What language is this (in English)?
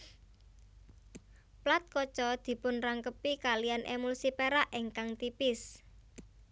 Javanese